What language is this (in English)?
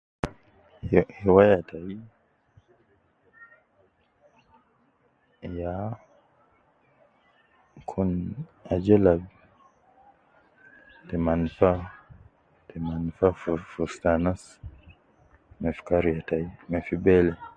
Nubi